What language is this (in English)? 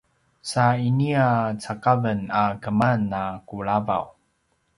Paiwan